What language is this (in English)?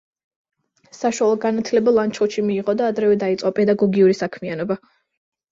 Georgian